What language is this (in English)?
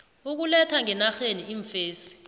South Ndebele